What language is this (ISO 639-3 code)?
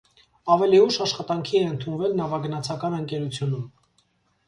hye